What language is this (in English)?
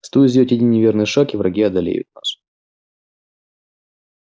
Russian